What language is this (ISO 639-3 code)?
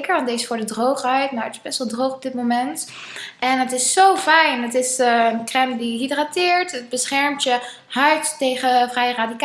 nld